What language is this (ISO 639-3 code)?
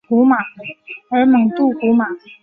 zho